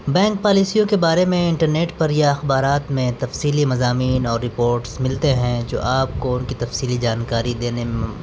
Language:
Urdu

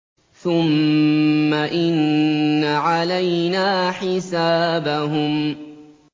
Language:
Arabic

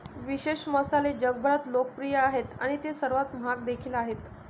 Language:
Marathi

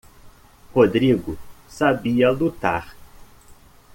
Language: Portuguese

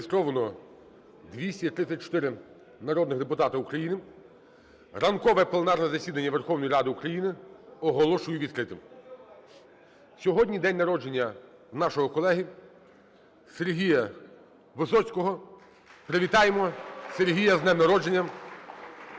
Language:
Ukrainian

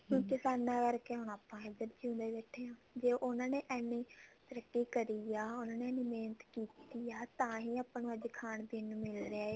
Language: Punjabi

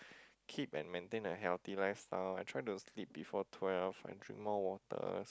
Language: English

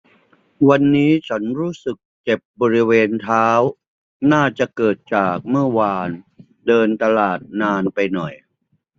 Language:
Thai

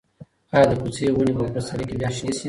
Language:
Pashto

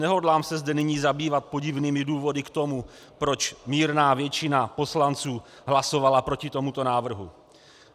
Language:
Czech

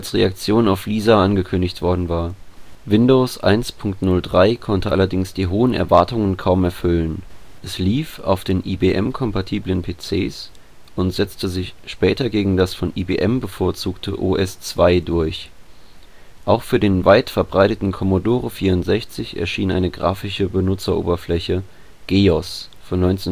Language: German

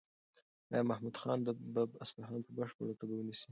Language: Pashto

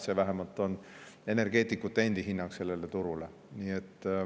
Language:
Estonian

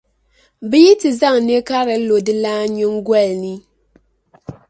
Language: Dagbani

